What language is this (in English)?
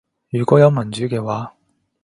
Cantonese